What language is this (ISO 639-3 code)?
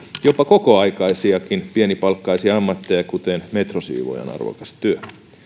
fin